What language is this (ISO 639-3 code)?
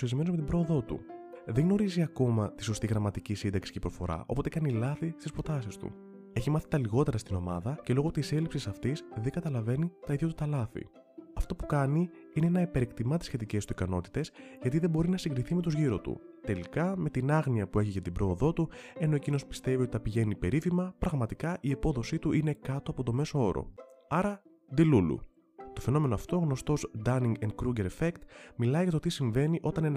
ell